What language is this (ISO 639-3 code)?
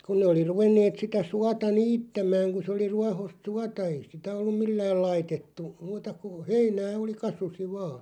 fin